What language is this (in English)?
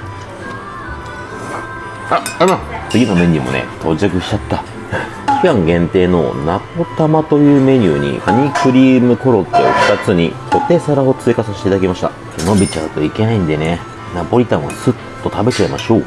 Japanese